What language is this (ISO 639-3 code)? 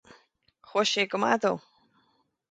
gle